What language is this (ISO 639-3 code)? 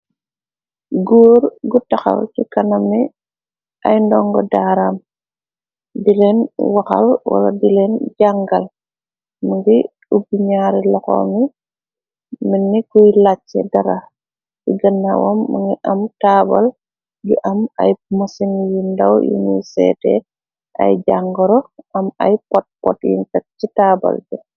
wol